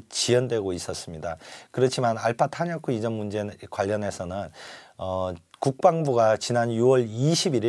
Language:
Korean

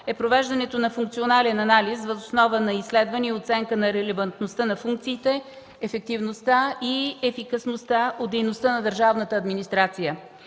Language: Bulgarian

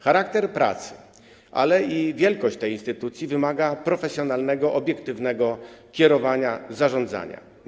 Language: Polish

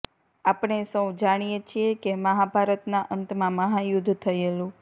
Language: Gujarati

